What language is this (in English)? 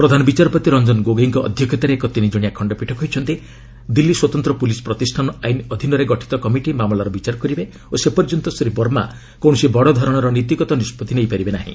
Odia